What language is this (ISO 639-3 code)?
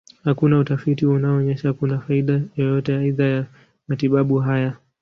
swa